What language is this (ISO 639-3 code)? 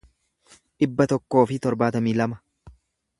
orm